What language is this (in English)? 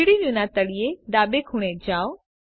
Gujarati